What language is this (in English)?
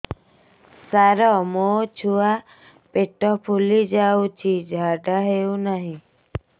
Odia